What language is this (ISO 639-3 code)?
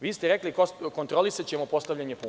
srp